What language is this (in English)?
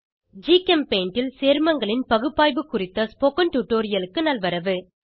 Tamil